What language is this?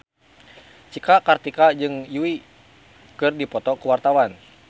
Sundanese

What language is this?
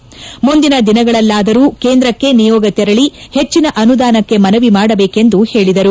Kannada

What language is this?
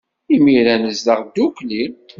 Kabyle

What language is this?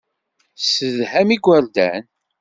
Kabyle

